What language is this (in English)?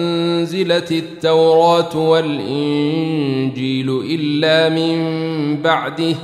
Arabic